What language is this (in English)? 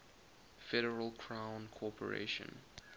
English